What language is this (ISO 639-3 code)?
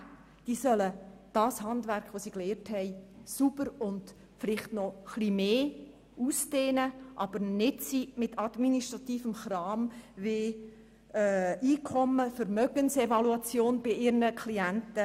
gsw